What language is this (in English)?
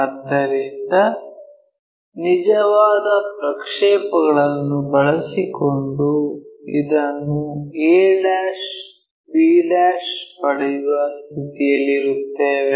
Kannada